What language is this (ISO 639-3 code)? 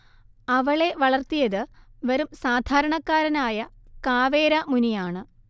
mal